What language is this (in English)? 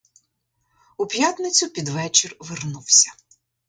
Ukrainian